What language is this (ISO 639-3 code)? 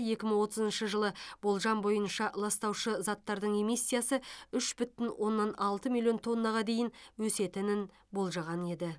kaz